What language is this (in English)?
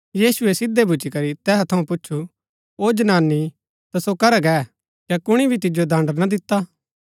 Gaddi